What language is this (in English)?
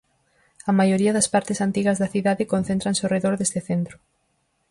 Galician